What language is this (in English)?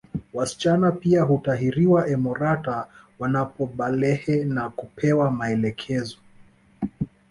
Swahili